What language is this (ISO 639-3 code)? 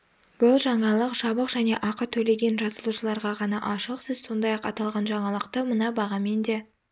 kaz